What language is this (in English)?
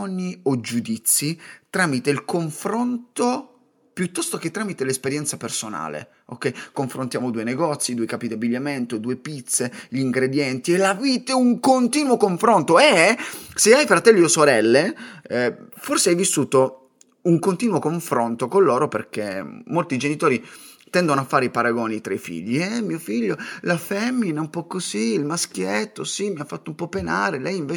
Italian